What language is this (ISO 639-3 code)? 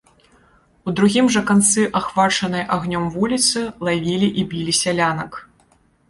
bel